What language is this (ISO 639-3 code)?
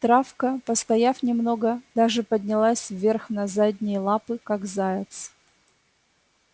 rus